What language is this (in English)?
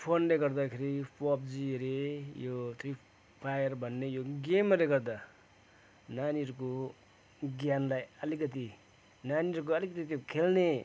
Nepali